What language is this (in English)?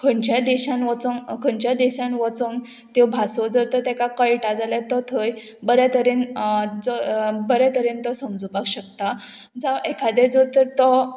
Konkani